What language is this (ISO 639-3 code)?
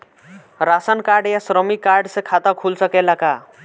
bho